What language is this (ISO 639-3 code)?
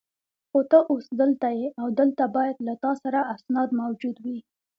pus